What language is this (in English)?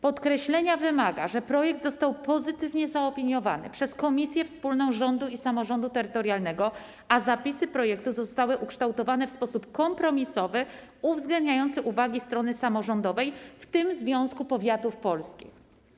Polish